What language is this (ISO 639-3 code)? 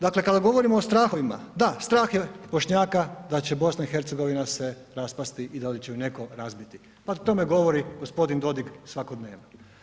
hrv